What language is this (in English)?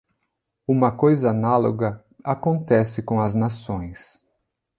Portuguese